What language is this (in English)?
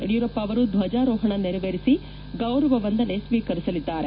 Kannada